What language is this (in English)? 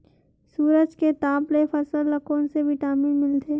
Chhattisgarhi